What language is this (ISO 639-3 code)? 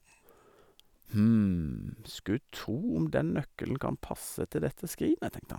nor